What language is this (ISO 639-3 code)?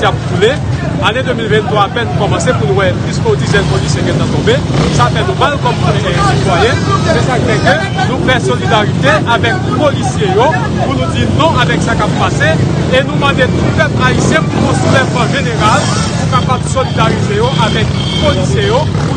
fra